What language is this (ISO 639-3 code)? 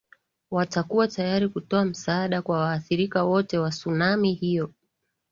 swa